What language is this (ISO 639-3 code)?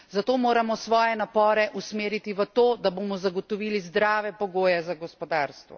slv